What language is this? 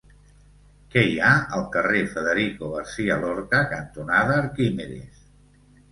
Catalan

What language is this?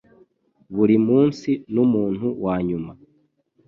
Kinyarwanda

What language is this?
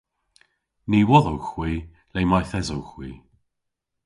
Cornish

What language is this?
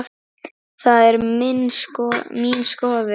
Icelandic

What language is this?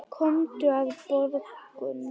Icelandic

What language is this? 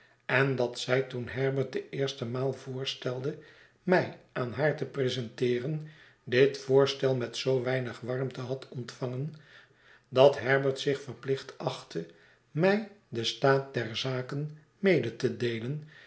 Dutch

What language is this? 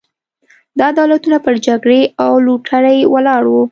Pashto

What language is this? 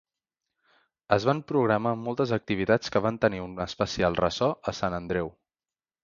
Catalan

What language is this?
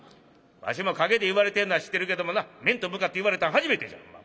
Japanese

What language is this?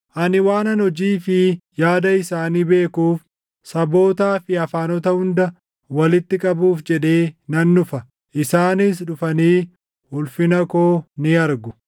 Oromo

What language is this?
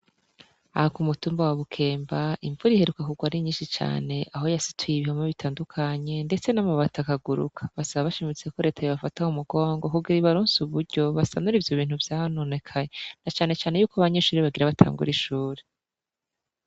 Rundi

